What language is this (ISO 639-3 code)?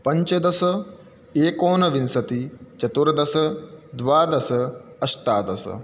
san